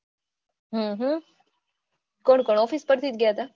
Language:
Gujarati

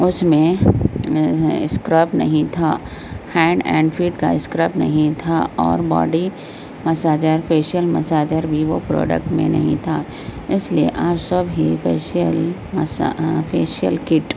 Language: Urdu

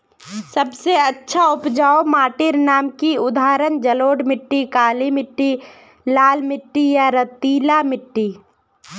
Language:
Magahi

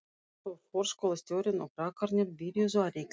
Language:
Icelandic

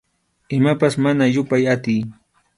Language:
Arequipa-La Unión Quechua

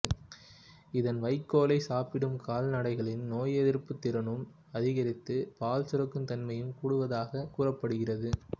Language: Tamil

